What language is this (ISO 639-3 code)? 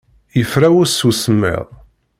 kab